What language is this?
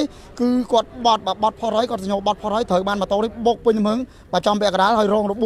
Thai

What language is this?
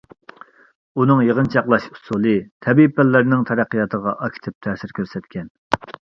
Uyghur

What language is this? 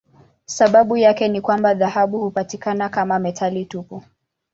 Swahili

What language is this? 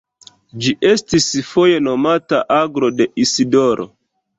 Esperanto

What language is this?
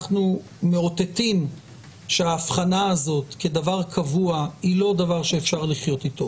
Hebrew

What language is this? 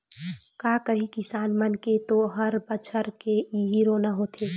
Chhattisgarhi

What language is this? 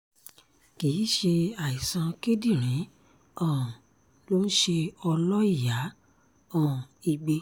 Yoruba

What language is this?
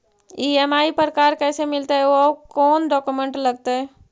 Magahi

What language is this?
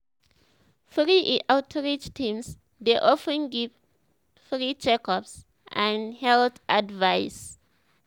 Nigerian Pidgin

